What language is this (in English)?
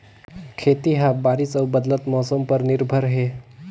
Chhattisgarhi